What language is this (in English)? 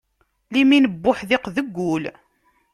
Kabyle